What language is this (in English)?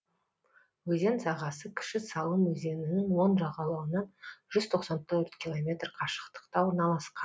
Kazakh